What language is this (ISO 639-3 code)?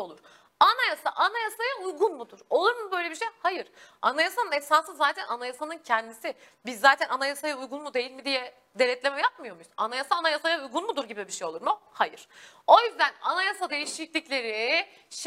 tur